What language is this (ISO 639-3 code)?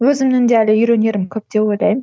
kaz